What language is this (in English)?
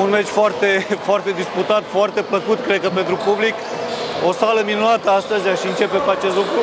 Romanian